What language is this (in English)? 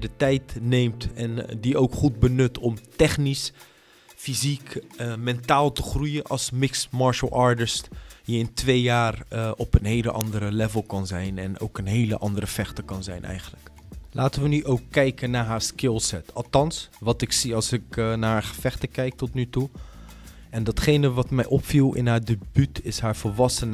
Dutch